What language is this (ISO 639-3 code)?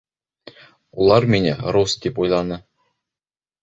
bak